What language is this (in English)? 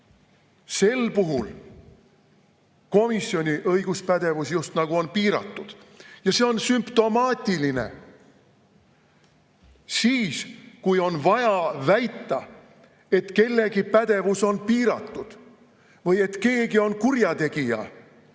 Estonian